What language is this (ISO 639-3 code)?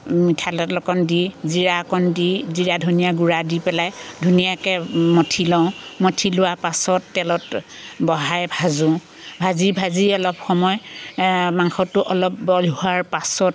asm